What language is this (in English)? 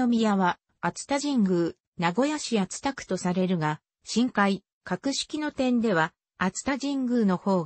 Japanese